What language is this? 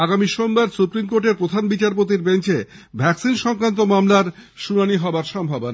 Bangla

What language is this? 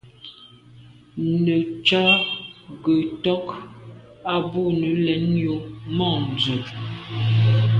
Medumba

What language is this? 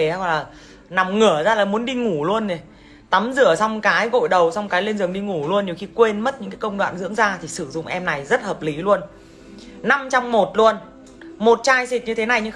Vietnamese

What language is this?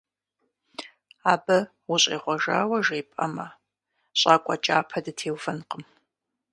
Kabardian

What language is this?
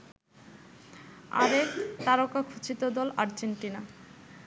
Bangla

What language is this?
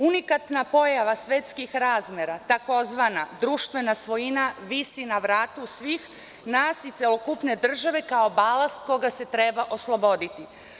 Serbian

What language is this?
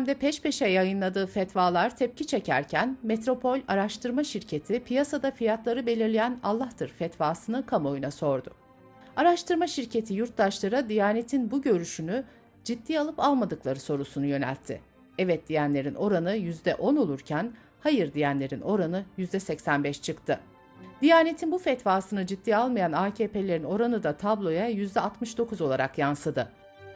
Turkish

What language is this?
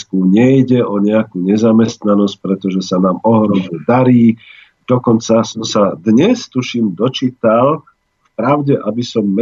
Slovak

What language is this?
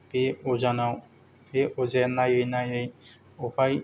Bodo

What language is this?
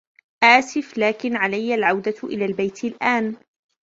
Arabic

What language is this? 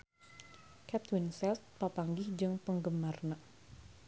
Sundanese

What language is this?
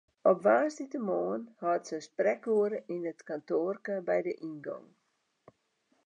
Western Frisian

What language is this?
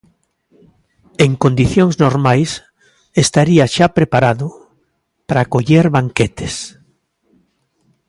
Galician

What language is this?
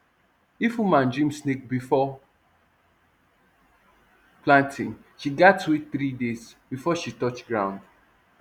Nigerian Pidgin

